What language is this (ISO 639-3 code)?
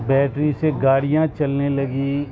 urd